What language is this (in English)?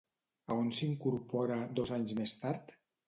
Catalan